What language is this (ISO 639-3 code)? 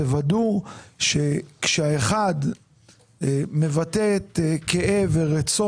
heb